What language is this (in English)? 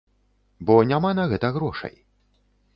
Belarusian